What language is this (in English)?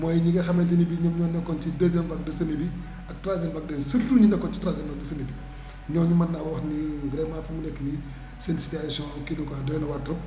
Wolof